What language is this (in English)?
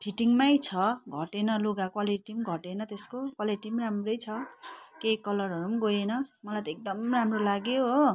Nepali